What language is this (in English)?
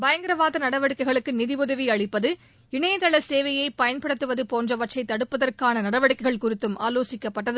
Tamil